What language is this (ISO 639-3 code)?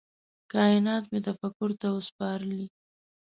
pus